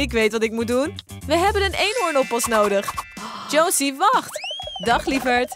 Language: Dutch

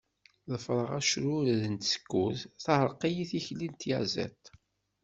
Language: Kabyle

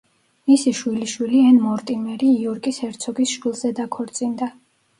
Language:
Georgian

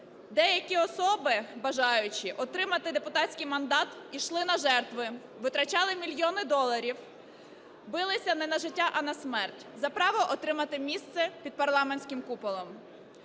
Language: Ukrainian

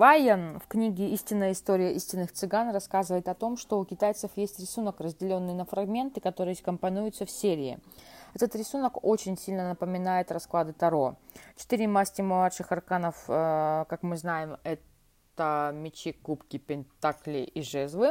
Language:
Russian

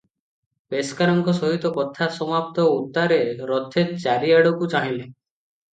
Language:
Odia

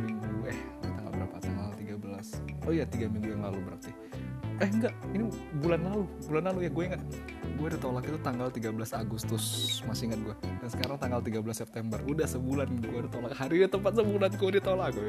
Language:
Indonesian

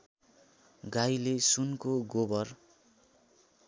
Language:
Nepali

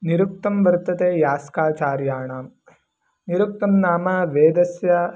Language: Sanskrit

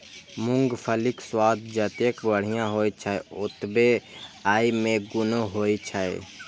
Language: Maithili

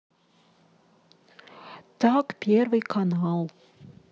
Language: Russian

